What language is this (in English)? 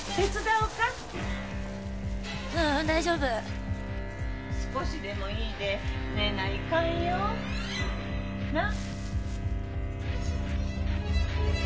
Japanese